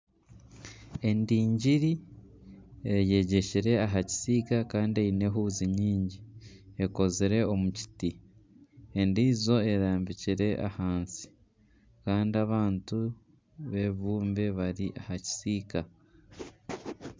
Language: Nyankole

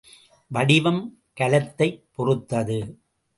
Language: Tamil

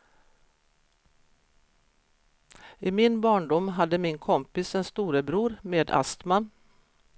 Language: Swedish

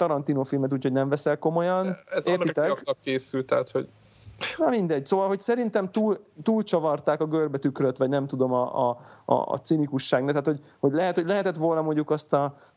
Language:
Hungarian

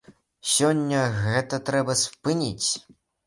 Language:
Belarusian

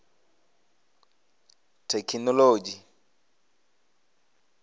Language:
Venda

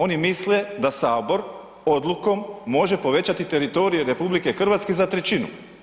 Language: Croatian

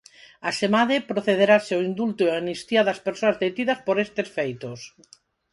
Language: Galician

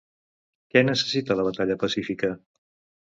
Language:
Catalan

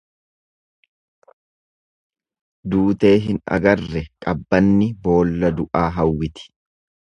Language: Oromo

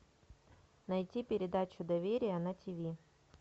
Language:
Russian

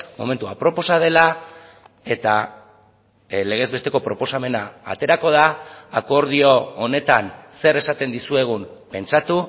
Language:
Basque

